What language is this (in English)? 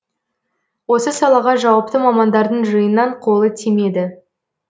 Kazakh